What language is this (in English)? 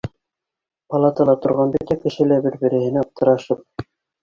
Bashkir